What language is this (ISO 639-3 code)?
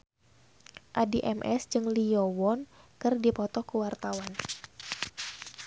sun